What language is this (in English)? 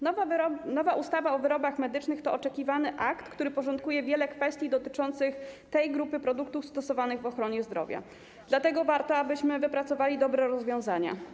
Polish